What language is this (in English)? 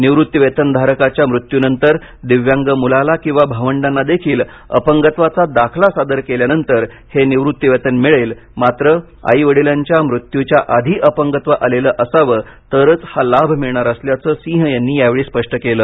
Marathi